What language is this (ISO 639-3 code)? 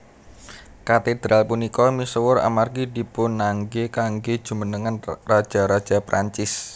jav